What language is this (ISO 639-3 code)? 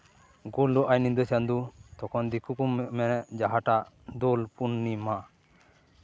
sat